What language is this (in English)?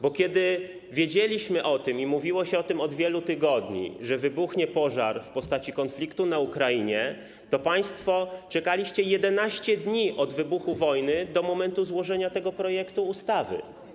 Polish